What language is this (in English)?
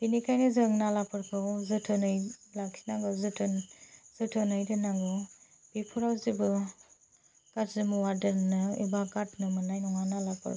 Bodo